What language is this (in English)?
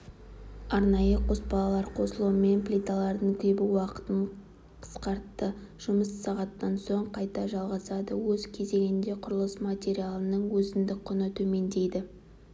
Kazakh